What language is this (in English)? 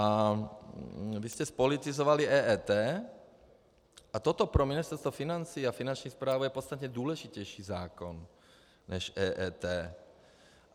Czech